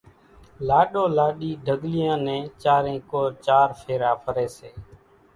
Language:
Kachi Koli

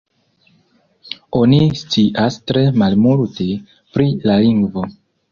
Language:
Esperanto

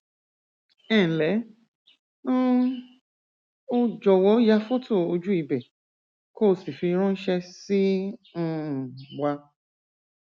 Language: Yoruba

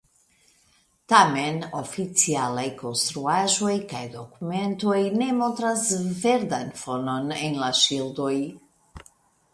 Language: Esperanto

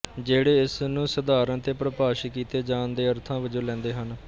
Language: Punjabi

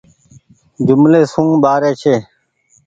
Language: Goaria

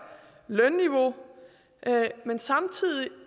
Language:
Danish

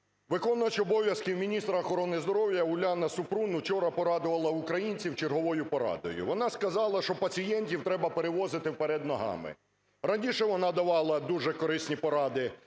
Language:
Ukrainian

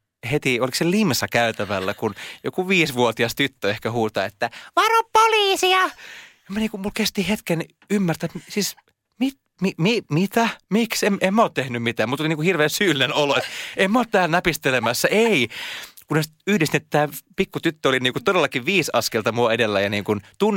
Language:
Finnish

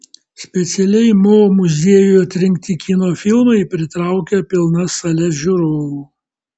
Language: Lithuanian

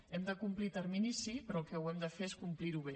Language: Catalan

